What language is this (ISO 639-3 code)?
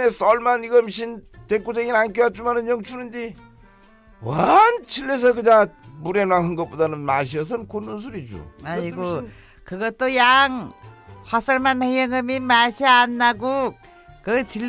kor